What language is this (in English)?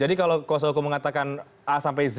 Indonesian